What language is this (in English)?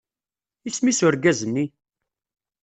Kabyle